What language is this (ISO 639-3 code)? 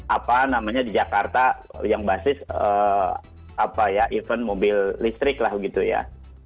ind